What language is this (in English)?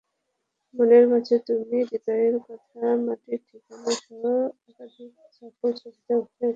Bangla